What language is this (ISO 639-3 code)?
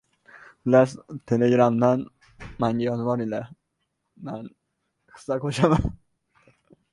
uzb